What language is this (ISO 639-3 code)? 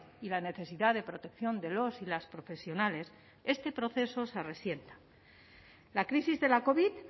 spa